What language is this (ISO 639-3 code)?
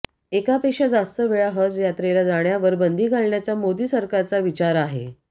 mar